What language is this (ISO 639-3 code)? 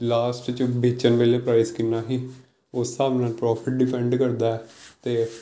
pan